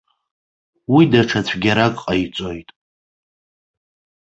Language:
Abkhazian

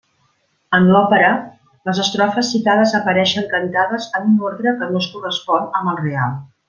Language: Catalan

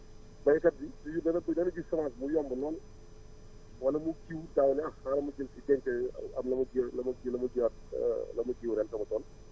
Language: Wolof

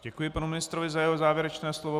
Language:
Czech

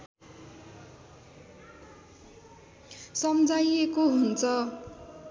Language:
Nepali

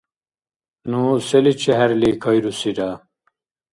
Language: Dargwa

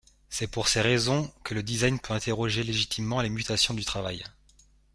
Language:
French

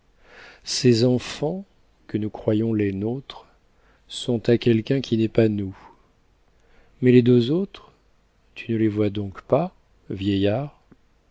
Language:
French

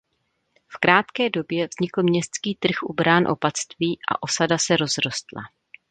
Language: Czech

